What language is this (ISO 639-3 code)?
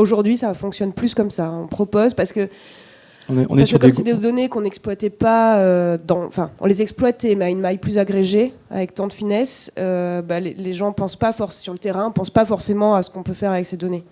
fra